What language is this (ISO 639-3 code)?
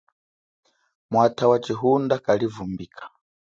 cjk